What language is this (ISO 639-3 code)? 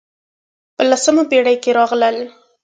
pus